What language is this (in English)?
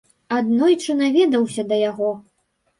Belarusian